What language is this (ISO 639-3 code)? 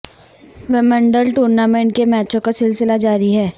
urd